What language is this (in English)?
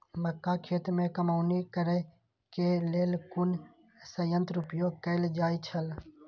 Maithili